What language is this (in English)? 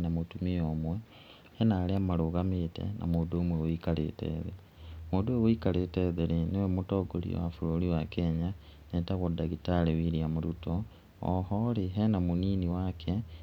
Kikuyu